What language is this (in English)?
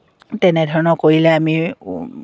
Assamese